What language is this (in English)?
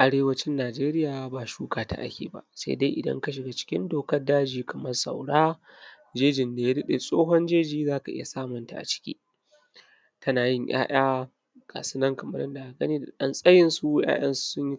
Hausa